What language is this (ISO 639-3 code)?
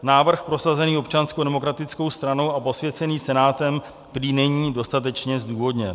ces